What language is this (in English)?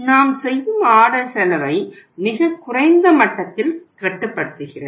Tamil